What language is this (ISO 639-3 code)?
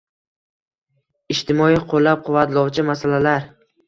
uzb